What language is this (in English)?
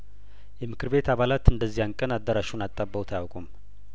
Amharic